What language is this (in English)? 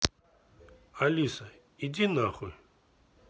Russian